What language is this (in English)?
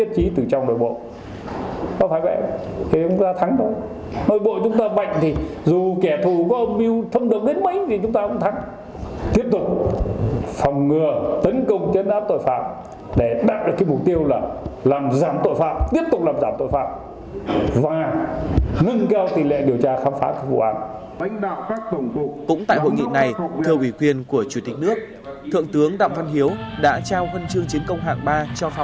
Vietnamese